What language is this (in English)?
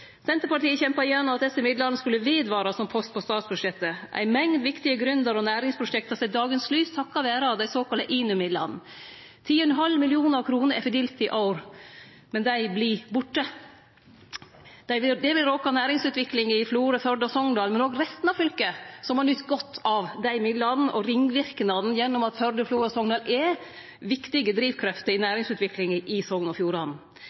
Norwegian Nynorsk